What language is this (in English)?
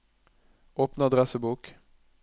Norwegian